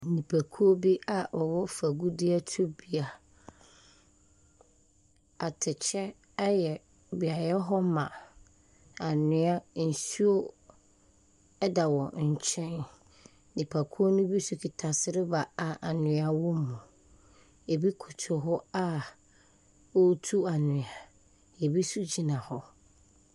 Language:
Akan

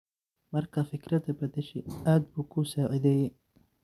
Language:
Somali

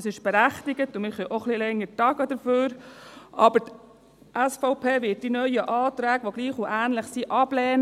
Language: Swiss German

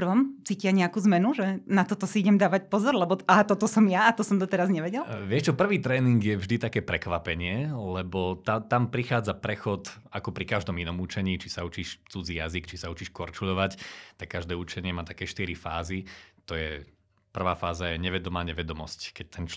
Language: Slovak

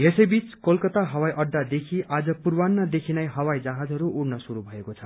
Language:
Nepali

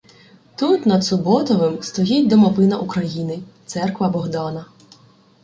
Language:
Ukrainian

